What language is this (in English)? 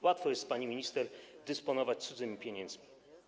Polish